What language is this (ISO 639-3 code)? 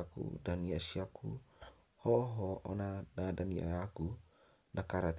kik